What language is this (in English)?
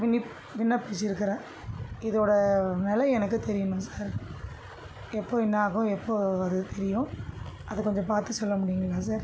Tamil